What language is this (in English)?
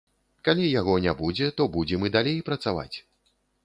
Belarusian